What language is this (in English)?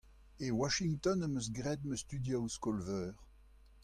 Breton